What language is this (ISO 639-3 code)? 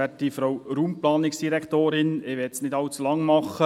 gsw